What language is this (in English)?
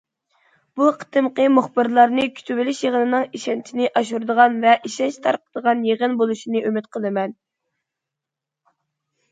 Uyghur